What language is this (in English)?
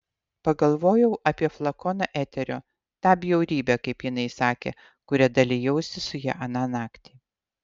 Lithuanian